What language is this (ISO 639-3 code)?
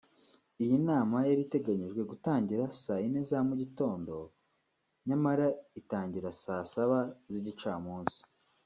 kin